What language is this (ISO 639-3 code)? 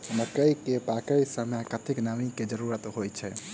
mai